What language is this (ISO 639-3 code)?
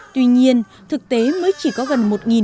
vie